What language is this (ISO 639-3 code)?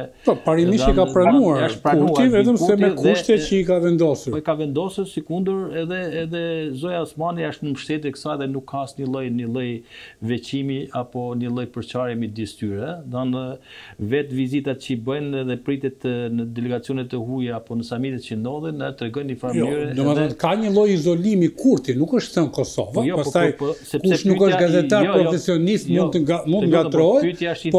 ron